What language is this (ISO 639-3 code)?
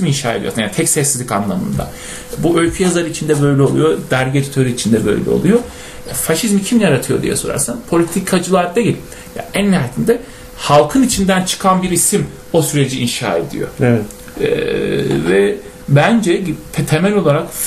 tur